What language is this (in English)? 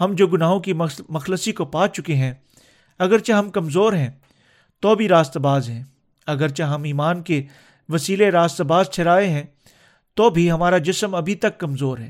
Urdu